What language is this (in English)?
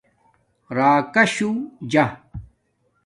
Domaaki